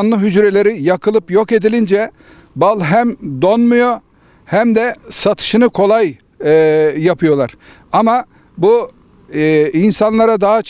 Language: Turkish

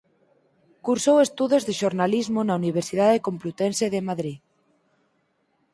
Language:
Galician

